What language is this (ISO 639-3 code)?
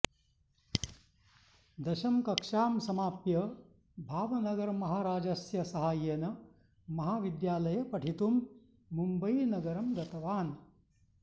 san